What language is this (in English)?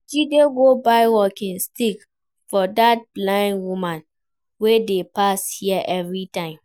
Nigerian Pidgin